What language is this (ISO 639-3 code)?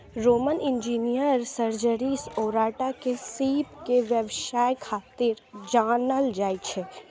mai